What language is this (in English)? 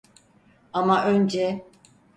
Turkish